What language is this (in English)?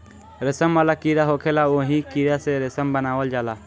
Bhojpuri